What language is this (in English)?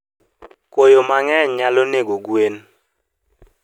Luo (Kenya and Tanzania)